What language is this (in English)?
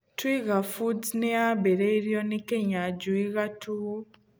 Kikuyu